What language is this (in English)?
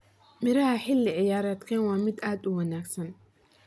Somali